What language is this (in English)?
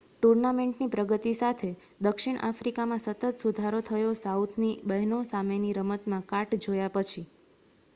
Gujarati